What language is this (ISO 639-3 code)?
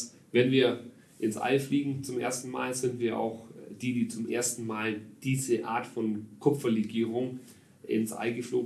deu